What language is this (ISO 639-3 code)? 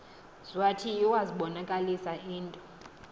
xho